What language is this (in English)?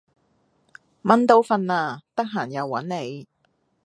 Cantonese